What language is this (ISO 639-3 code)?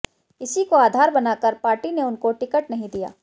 hin